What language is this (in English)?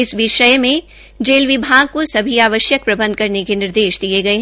Hindi